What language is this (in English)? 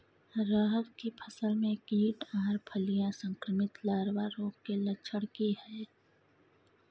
Maithili